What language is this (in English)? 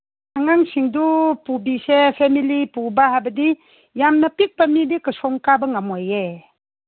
Manipuri